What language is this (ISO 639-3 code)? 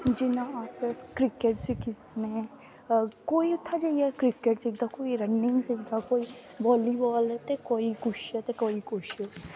doi